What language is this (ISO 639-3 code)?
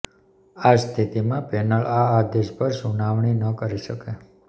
guj